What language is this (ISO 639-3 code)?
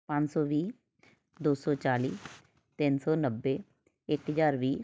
pan